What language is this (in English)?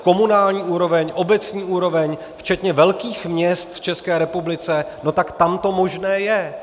Czech